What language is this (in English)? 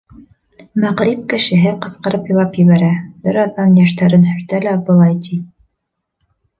Bashkir